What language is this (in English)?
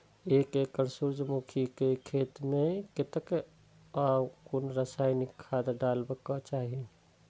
Maithili